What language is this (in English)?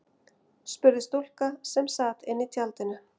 Icelandic